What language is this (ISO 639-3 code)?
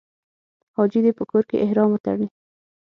pus